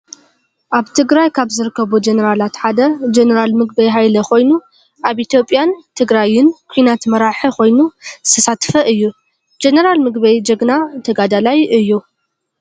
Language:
Tigrinya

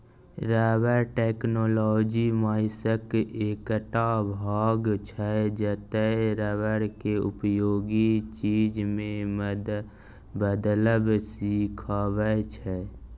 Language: Maithili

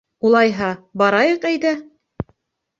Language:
Bashkir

